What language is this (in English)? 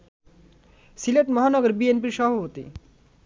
Bangla